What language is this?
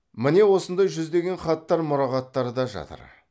Kazakh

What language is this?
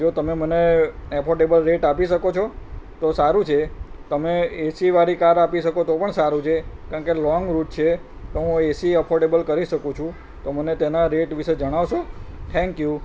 Gujarati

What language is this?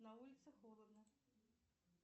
Russian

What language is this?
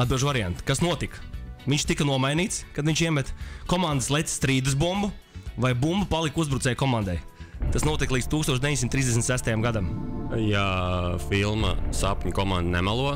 Latvian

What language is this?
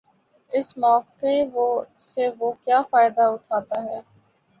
Urdu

